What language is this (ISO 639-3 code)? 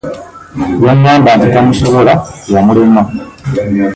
lug